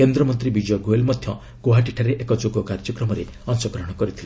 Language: Odia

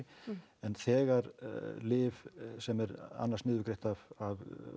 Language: Icelandic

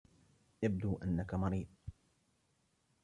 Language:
Arabic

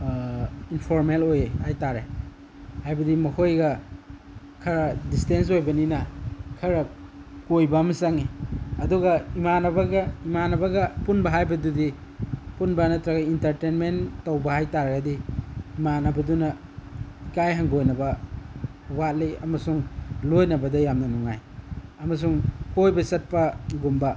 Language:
Manipuri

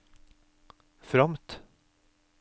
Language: Norwegian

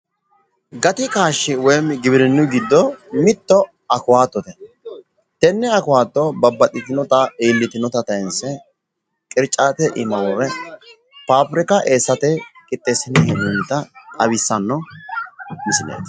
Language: Sidamo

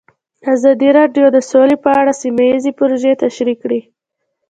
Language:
Pashto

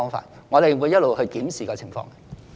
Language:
Cantonese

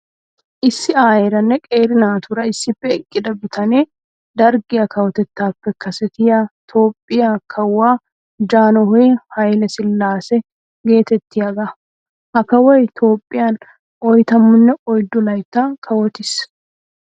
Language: Wolaytta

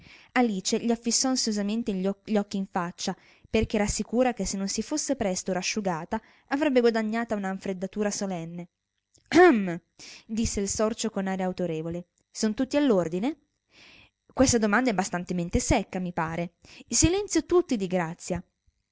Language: Italian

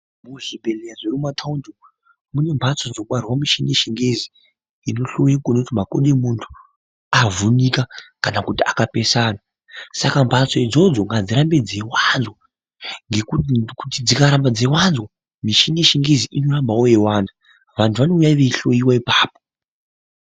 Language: Ndau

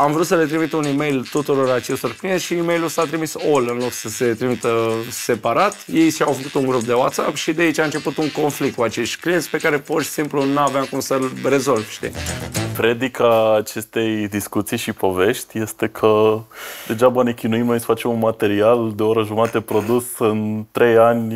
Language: Romanian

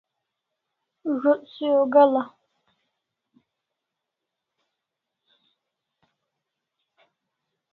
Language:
Kalasha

